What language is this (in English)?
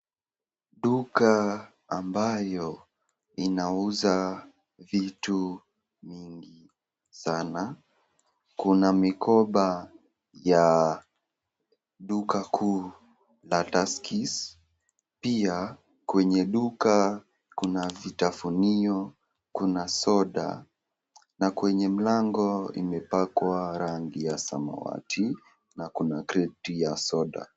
Swahili